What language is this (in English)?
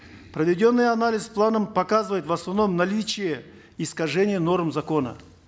Kazakh